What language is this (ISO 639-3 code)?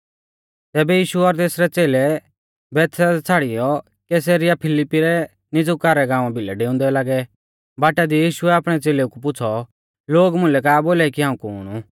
bfz